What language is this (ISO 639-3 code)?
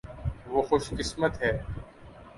urd